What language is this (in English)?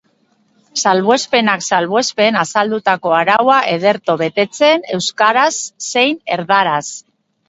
Basque